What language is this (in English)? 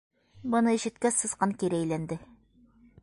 Bashkir